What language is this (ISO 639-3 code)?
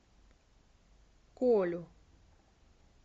rus